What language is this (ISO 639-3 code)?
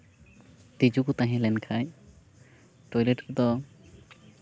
sat